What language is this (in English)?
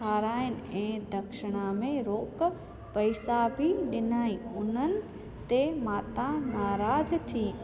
Sindhi